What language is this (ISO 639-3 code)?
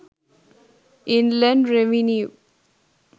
sin